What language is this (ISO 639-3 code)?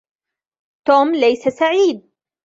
ara